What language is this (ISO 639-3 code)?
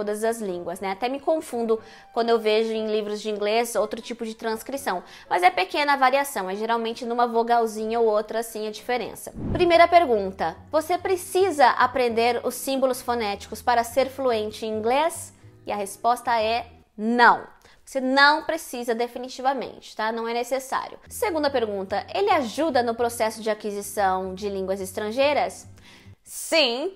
por